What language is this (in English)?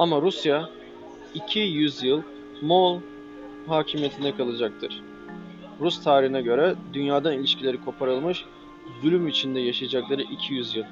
Turkish